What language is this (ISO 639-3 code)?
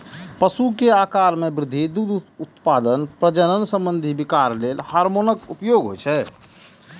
mai